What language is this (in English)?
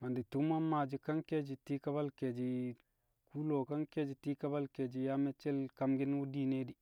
Kamo